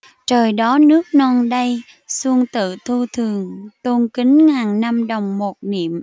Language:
Vietnamese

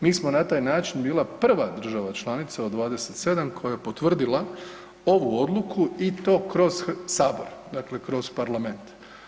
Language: Croatian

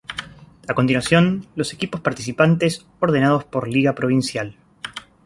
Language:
Spanish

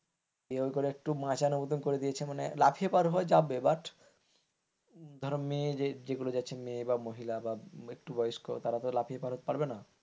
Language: Bangla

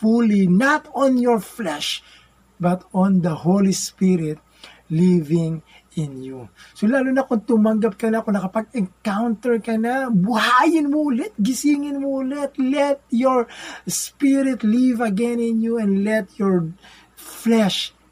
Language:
Filipino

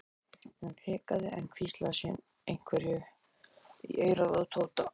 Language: Icelandic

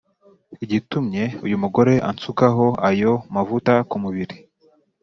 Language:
Kinyarwanda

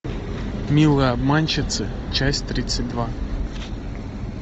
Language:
Russian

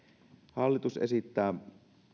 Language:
Finnish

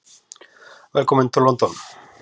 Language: Icelandic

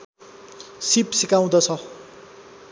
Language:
Nepali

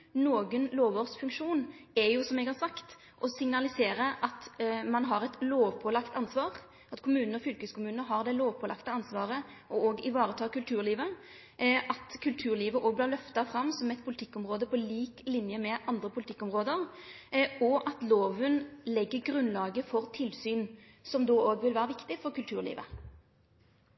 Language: Norwegian Nynorsk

